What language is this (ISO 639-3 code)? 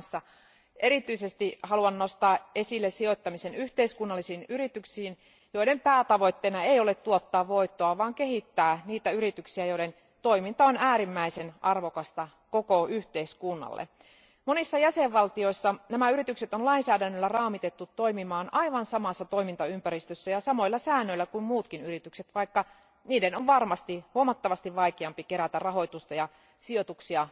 fin